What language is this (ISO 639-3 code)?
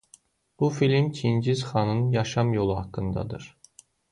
aze